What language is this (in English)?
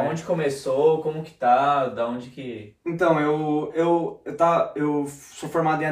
Portuguese